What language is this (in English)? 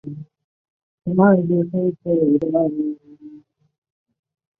Chinese